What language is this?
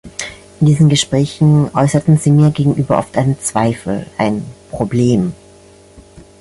German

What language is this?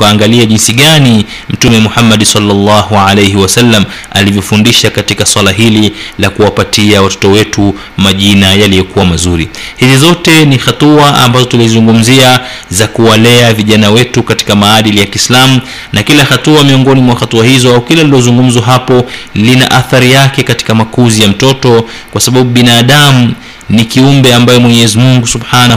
Swahili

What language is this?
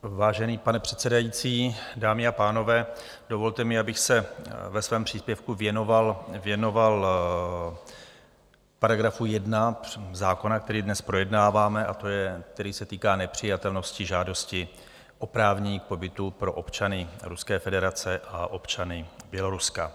Czech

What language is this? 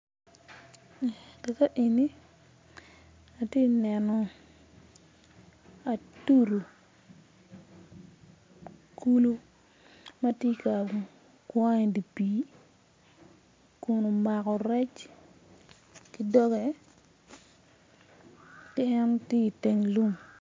Acoli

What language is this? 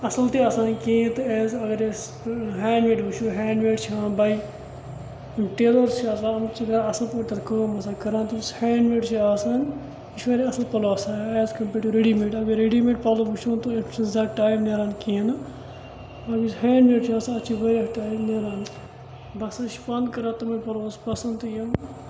Kashmiri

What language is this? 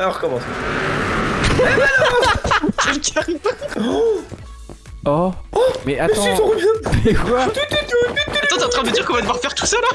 French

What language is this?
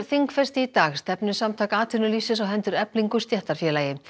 Icelandic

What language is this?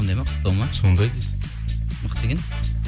Kazakh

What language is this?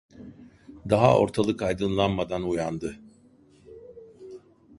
Turkish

